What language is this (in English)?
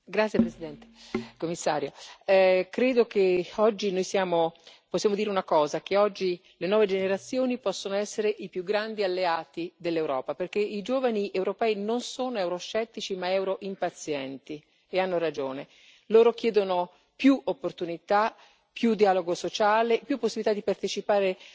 Italian